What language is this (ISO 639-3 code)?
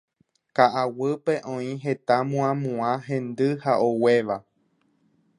grn